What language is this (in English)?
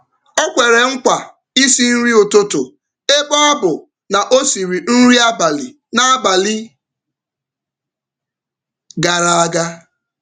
Igbo